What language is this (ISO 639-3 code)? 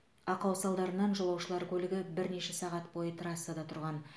kaz